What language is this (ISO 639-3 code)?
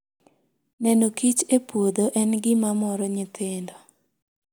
luo